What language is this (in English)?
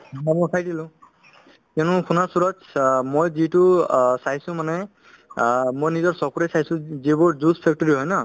Assamese